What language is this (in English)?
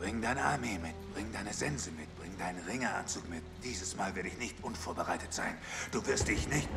German